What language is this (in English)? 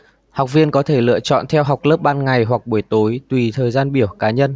Vietnamese